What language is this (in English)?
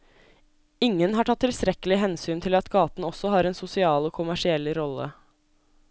Norwegian